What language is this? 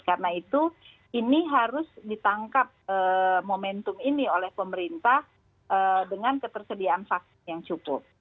Indonesian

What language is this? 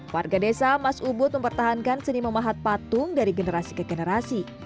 Indonesian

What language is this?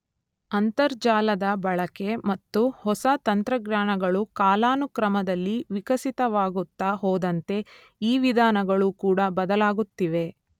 Kannada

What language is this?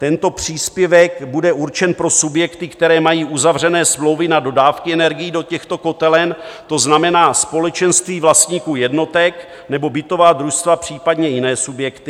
Czech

